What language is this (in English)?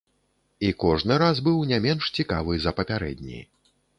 Belarusian